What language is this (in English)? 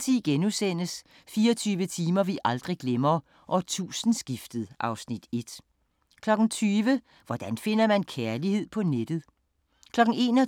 Danish